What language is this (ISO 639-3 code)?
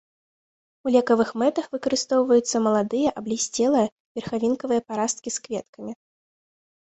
bel